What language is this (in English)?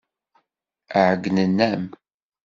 Kabyle